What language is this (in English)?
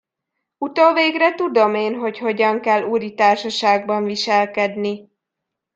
Hungarian